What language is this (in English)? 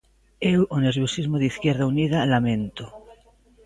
Galician